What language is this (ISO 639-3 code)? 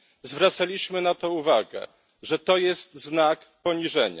pol